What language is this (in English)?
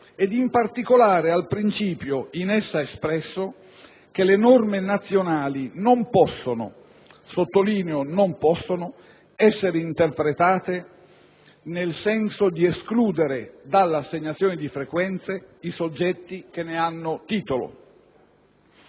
Italian